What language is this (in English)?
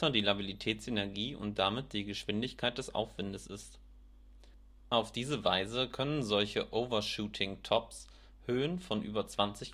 German